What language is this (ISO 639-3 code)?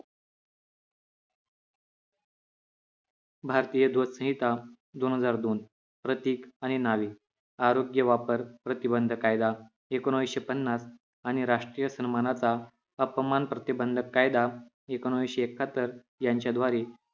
mar